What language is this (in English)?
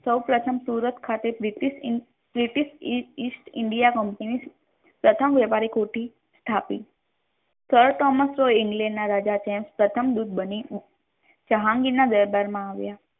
Gujarati